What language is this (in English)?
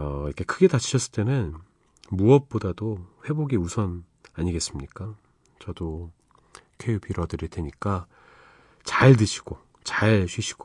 Korean